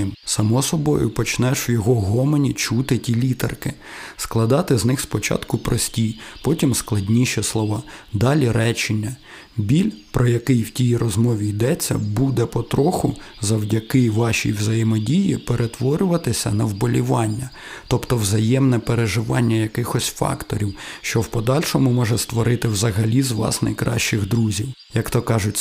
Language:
Ukrainian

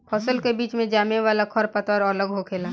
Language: Bhojpuri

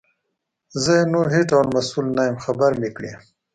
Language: Pashto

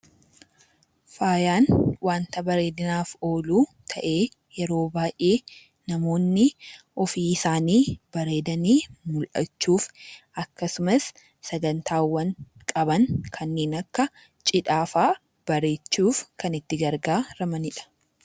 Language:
Oromo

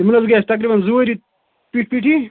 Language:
Kashmiri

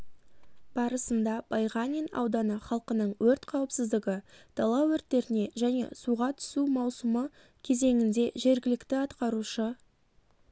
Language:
Kazakh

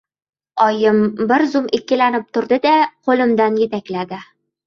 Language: Uzbek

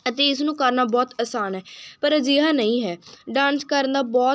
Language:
Punjabi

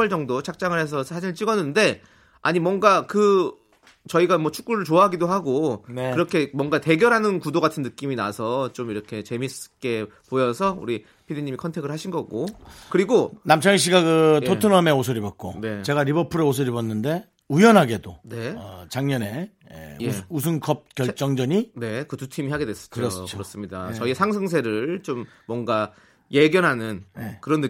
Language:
Korean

